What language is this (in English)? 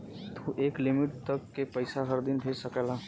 Bhojpuri